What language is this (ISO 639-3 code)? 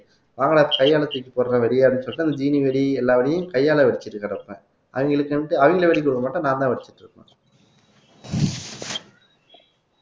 tam